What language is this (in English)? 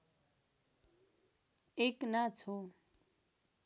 Nepali